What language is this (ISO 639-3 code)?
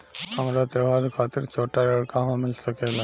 bho